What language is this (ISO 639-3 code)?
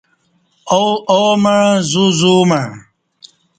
bsh